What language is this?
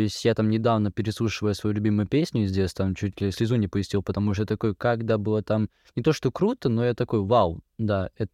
Russian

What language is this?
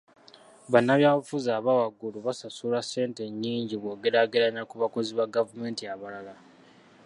Ganda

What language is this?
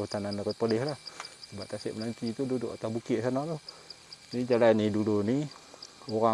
Malay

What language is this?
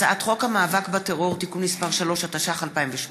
Hebrew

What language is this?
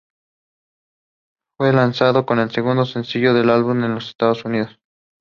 English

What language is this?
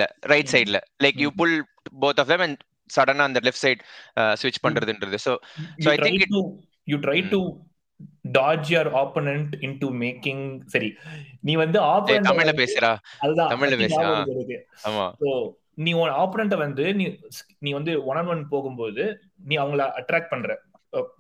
Tamil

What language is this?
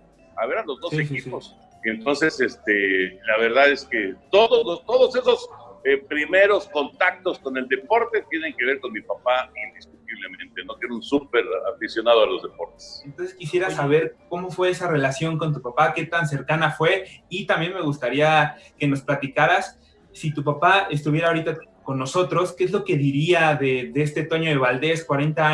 Spanish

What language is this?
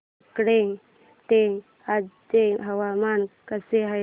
Marathi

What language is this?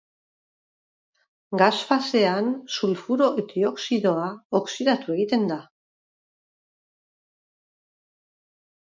Basque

